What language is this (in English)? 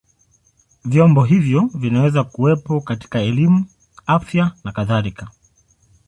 Swahili